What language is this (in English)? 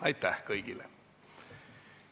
Estonian